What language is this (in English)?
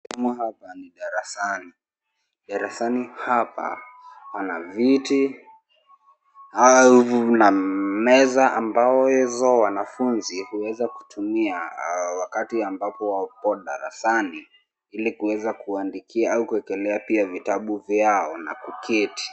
Swahili